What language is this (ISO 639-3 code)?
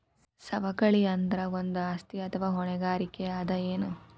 kan